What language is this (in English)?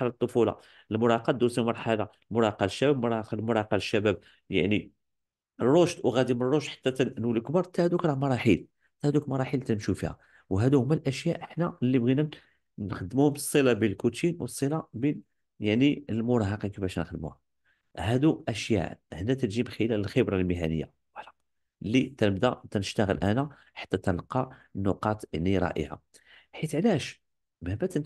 Arabic